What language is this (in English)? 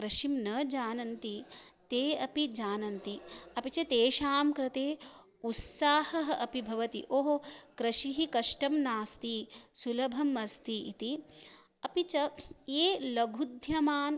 Sanskrit